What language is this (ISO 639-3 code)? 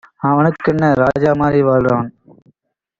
tam